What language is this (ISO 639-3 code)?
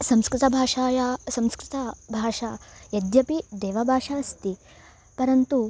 san